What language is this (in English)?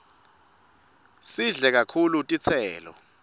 Swati